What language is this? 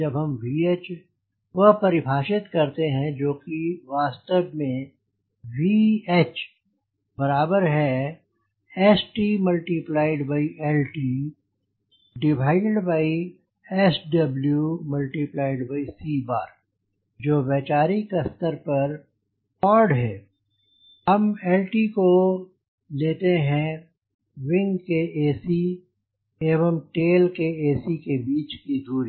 Hindi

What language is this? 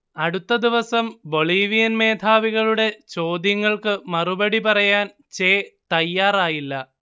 Malayalam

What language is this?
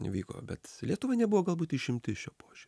Lithuanian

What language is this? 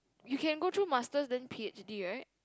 English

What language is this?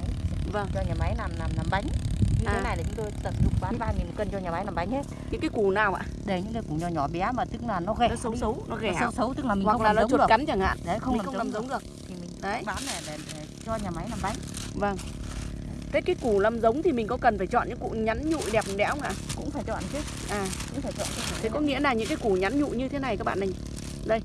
Vietnamese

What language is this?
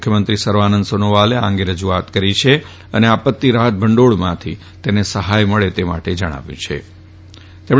Gujarati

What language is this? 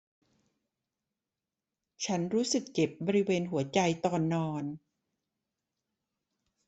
Thai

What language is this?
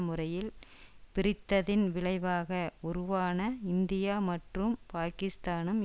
Tamil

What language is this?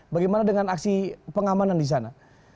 Indonesian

